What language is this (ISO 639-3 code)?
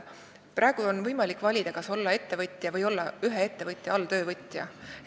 est